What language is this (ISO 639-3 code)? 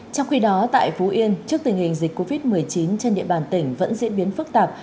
vie